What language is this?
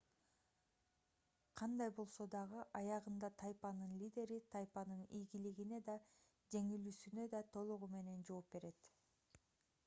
Kyrgyz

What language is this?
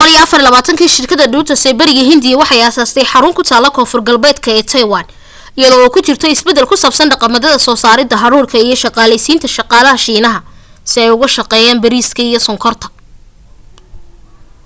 Somali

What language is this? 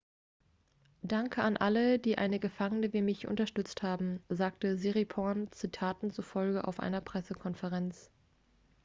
German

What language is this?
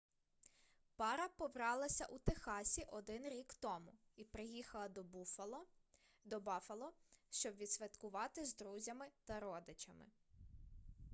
Ukrainian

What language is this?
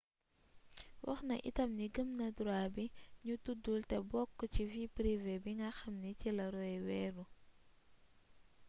Wolof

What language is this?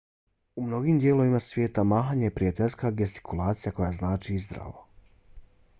Bosnian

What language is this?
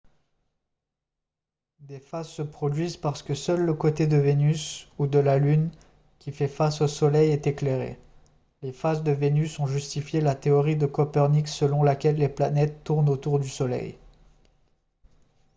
French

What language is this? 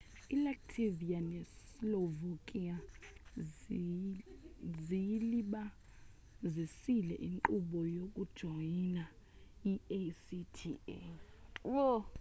Xhosa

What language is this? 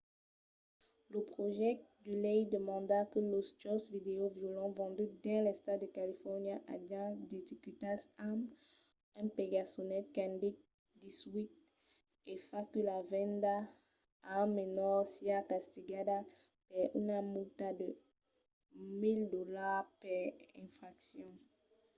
Occitan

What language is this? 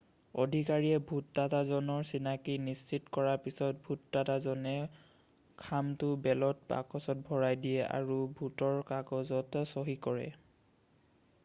Assamese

